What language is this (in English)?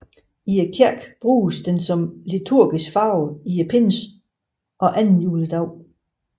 Danish